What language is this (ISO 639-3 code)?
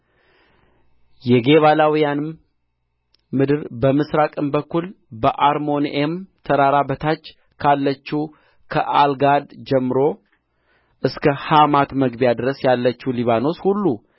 amh